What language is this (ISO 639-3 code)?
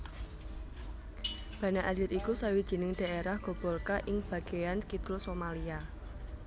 jav